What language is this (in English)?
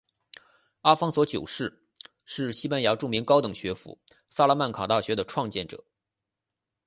Chinese